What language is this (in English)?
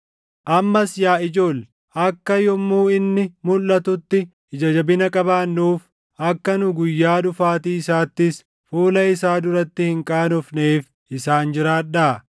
Oromo